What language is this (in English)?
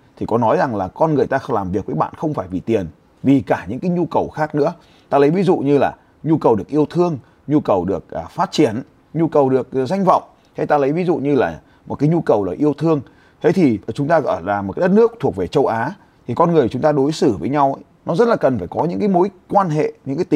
Vietnamese